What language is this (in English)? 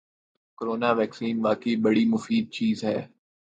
Urdu